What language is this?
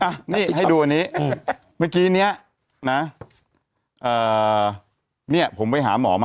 Thai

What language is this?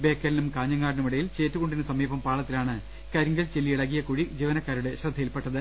Malayalam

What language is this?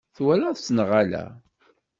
Kabyle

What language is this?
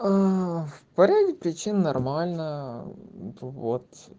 Russian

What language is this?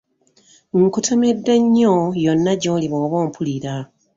Ganda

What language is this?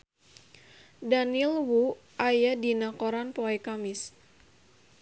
Sundanese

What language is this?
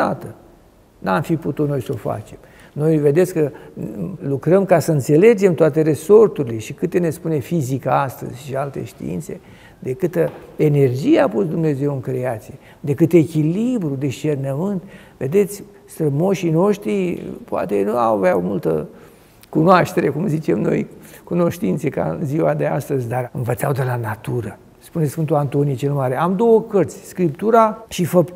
Romanian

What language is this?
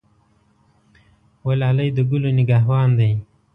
Pashto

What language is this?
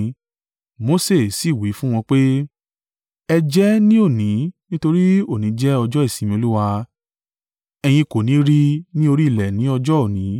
Yoruba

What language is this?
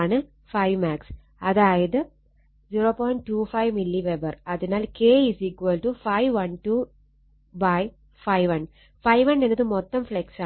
Malayalam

